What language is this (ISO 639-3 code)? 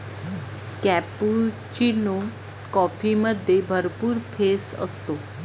mar